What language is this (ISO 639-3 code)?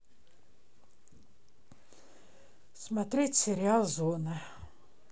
rus